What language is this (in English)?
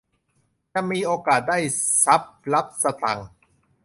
Thai